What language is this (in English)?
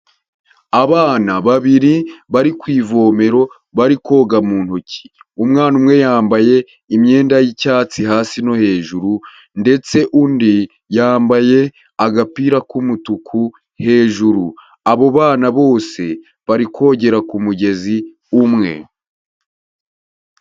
Kinyarwanda